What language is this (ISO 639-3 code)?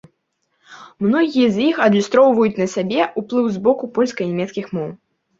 bel